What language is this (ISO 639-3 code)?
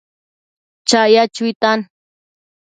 mcf